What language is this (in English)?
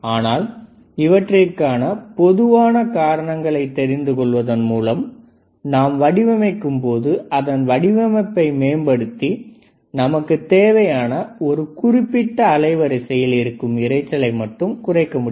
Tamil